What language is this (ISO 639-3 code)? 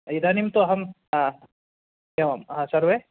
san